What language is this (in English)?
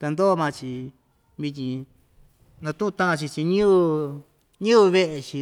Ixtayutla Mixtec